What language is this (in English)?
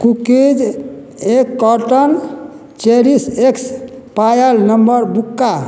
Maithili